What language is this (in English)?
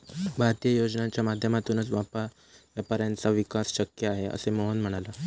Marathi